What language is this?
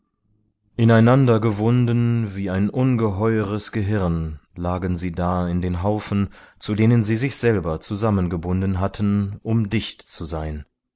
German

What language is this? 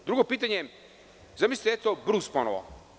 Serbian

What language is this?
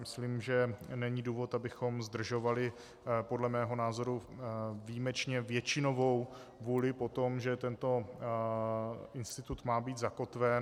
Czech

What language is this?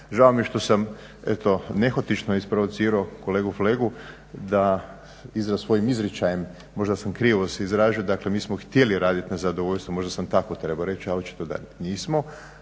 Croatian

